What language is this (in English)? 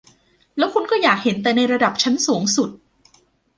Thai